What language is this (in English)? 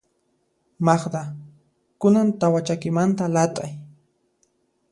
Puno Quechua